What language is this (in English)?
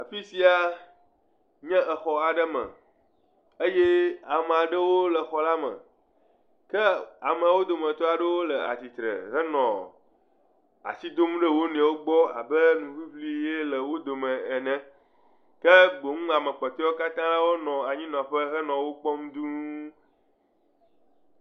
Ewe